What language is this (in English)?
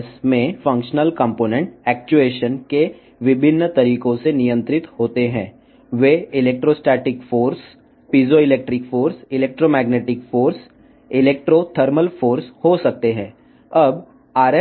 Telugu